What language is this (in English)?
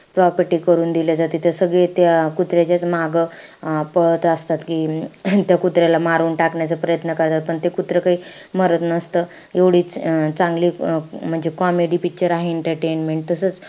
Marathi